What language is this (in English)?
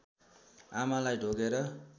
Nepali